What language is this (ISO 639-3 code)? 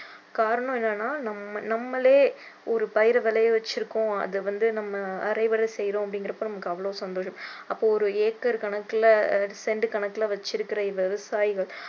tam